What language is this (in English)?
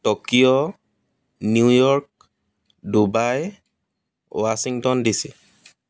Assamese